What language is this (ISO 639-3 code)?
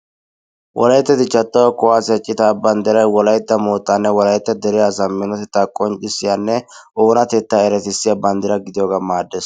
wal